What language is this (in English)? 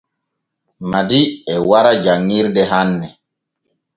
Borgu Fulfulde